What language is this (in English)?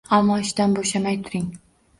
Uzbek